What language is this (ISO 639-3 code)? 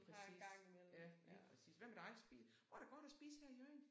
dan